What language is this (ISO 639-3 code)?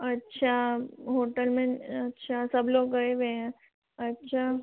hin